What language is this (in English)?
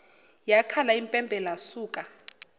Zulu